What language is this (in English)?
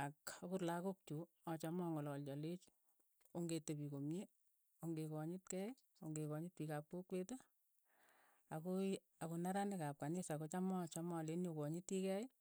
Keiyo